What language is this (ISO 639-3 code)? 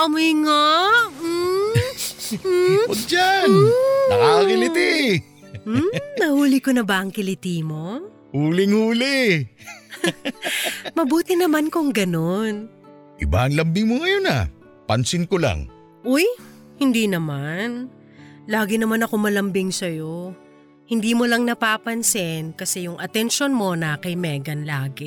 fil